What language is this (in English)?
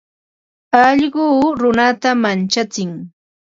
Ambo-Pasco Quechua